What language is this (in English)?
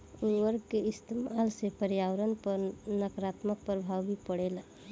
Bhojpuri